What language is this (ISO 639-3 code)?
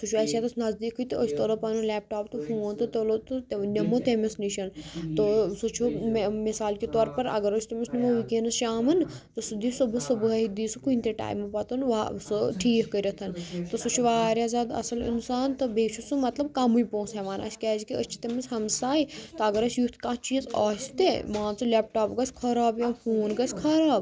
kas